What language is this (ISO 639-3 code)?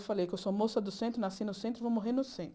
por